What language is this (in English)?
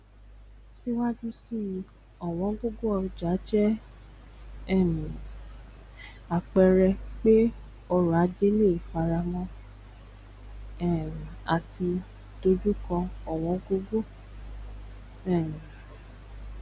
Yoruba